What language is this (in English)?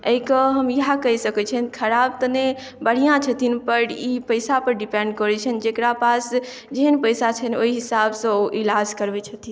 Maithili